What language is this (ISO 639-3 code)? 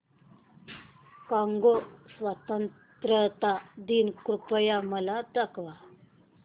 mar